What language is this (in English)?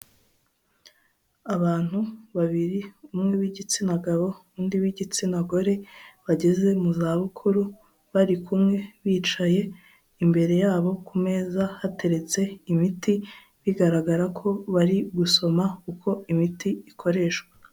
Kinyarwanda